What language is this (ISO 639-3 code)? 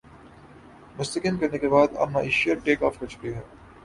urd